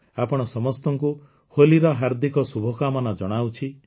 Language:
Odia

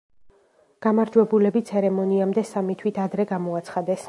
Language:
Georgian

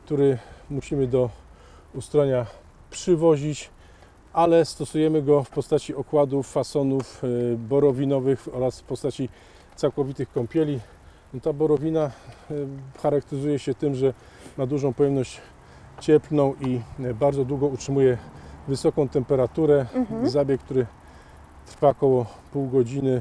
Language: Polish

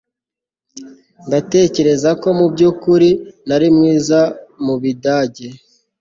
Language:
Kinyarwanda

